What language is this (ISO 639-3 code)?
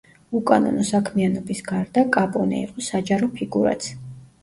kat